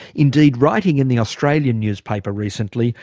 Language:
English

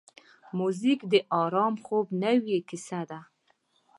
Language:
Pashto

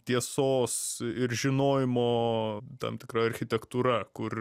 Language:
Lithuanian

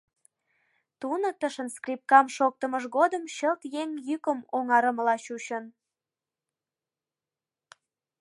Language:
Mari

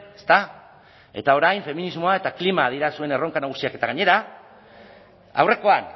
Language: Basque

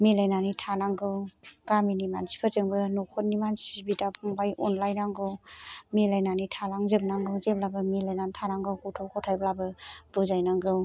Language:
Bodo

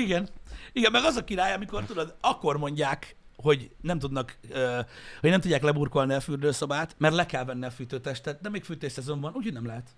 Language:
Hungarian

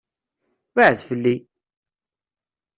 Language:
Kabyle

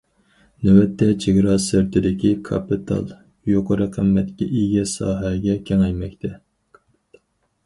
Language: Uyghur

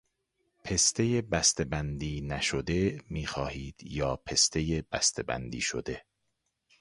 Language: Persian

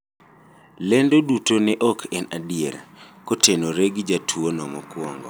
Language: Luo (Kenya and Tanzania)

